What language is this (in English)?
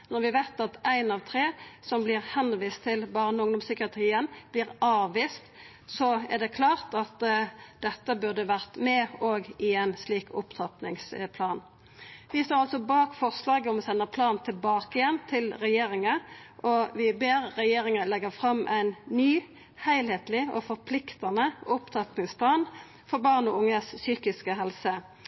Norwegian Nynorsk